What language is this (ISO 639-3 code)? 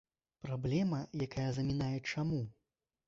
bel